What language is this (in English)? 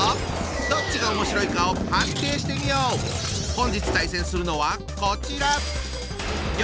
Japanese